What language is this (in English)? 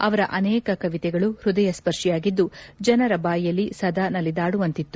Kannada